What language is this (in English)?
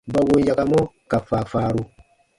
Baatonum